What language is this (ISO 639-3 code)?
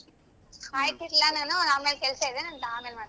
kan